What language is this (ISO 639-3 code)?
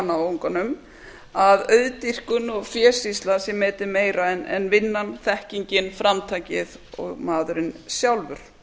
isl